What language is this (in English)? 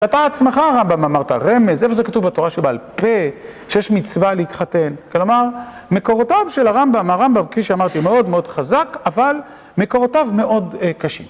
Hebrew